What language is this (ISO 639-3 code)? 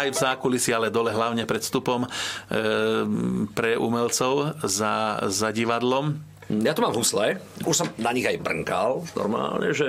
slk